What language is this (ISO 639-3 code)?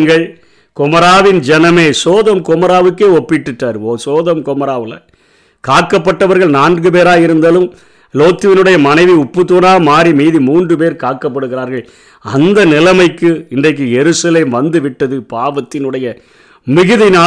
tam